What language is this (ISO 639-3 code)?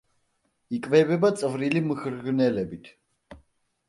kat